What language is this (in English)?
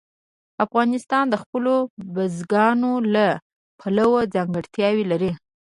Pashto